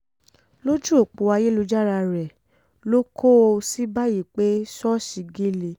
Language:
Yoruba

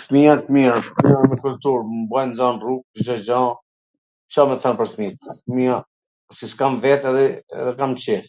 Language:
Gheg Albanian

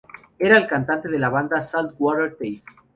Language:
Spanish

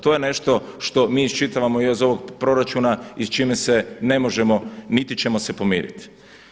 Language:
Croatian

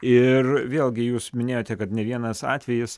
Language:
Lithuanian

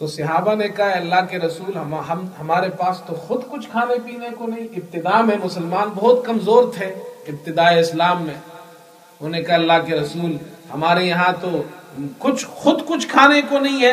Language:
Urdu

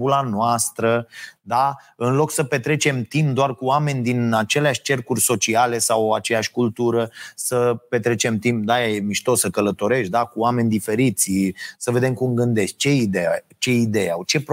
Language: Romanian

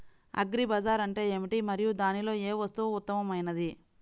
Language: Telugu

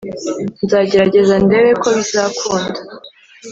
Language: Kinyarwanda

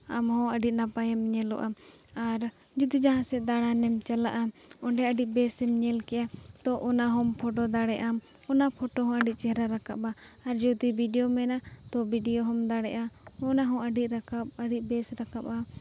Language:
Santali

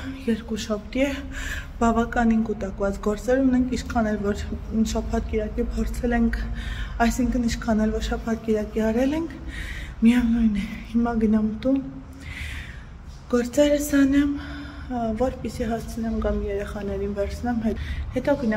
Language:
Turkish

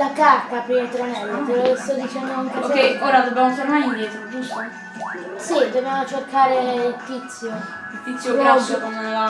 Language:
Italian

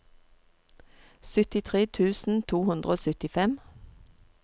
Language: Norwegian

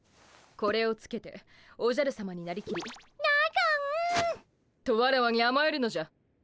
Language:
Japanese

